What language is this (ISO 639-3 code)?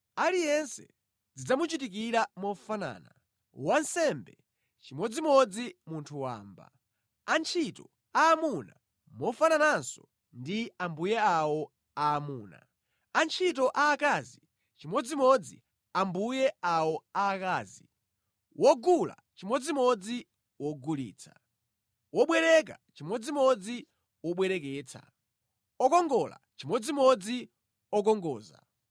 nya